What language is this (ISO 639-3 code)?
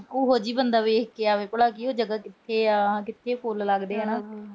pan